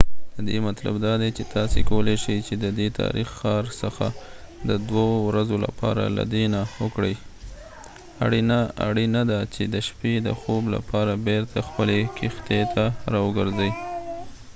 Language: Pashto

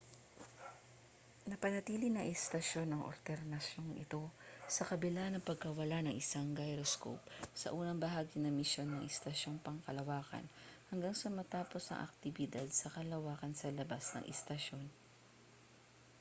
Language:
Filipino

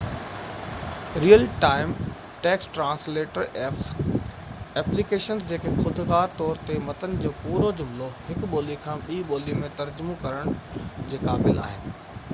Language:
Sindhi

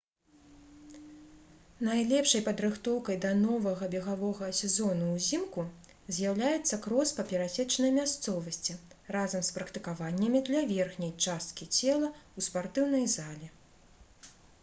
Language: Belarusian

